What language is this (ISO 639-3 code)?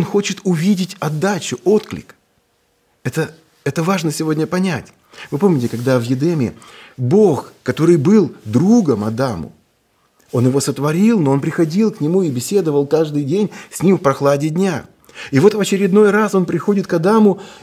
rus